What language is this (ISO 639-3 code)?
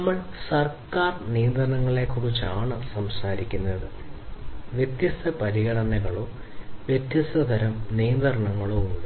mal